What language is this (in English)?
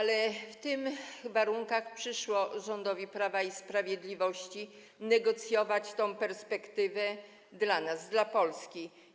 Polish